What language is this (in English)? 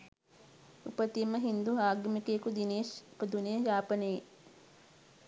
Sinhala